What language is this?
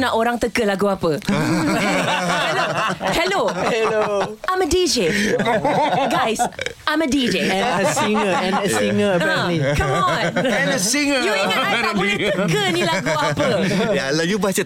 Malay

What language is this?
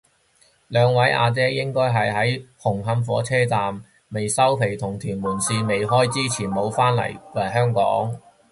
Cantonese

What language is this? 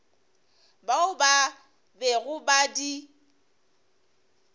Northern Sotho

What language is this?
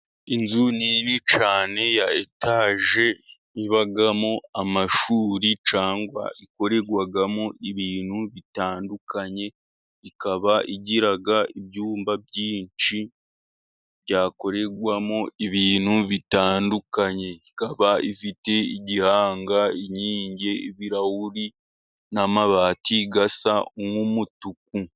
Kinyarwanda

